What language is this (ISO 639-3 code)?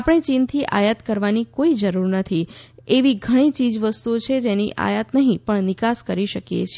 guj